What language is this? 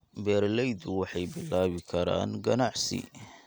Somali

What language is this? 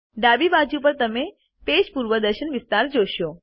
Gujarati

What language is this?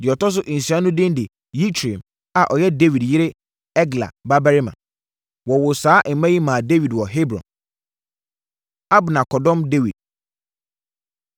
Akan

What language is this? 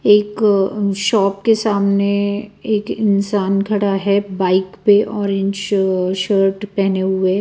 Hindi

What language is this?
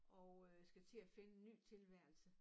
Danish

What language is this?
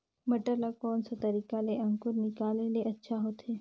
Chhattisgarhi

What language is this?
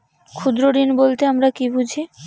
Bangla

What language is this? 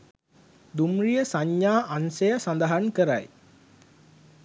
Sinhala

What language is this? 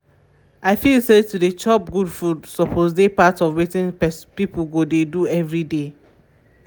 Nigerian Pidgin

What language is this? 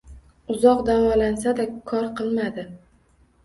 Uzbek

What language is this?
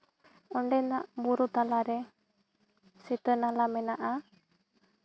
Santali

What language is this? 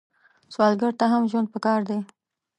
Pashto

